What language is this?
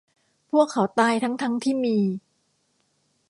Thai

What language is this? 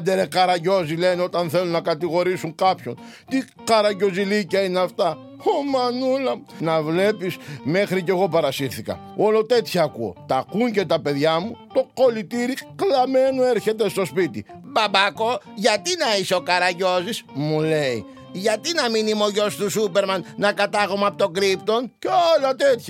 Greek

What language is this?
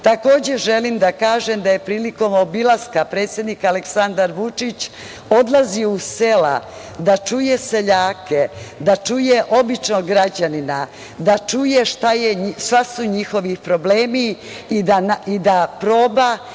Serbian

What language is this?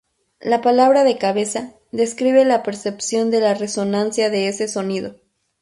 Spanish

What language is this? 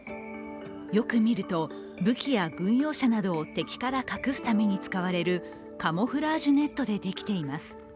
Japanese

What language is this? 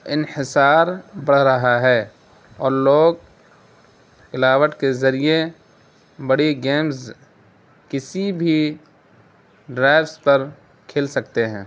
Urdu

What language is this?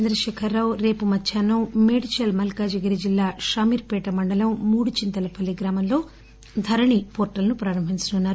Telugu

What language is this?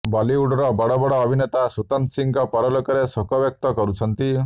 Odia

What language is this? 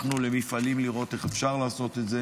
Hebrew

